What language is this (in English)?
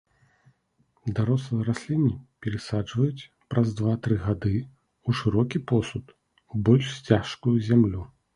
Belarusian